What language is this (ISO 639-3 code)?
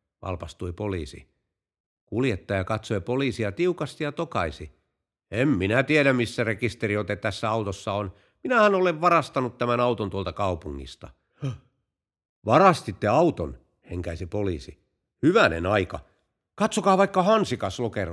fin